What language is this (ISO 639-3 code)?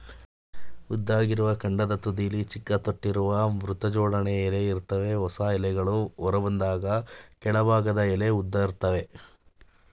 kan